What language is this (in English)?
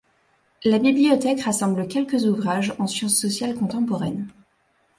French